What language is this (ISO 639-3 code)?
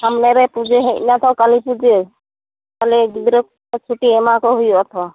sat